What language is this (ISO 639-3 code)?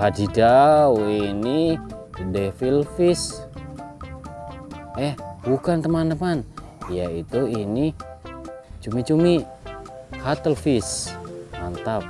ind